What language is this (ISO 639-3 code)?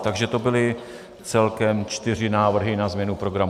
ces